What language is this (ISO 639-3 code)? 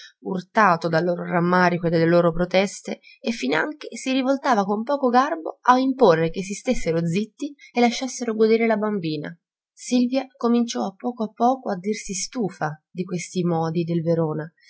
ita